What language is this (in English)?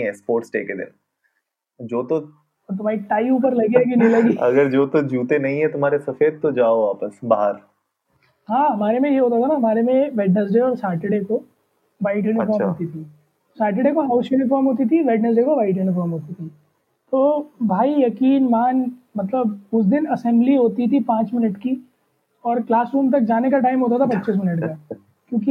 Hindi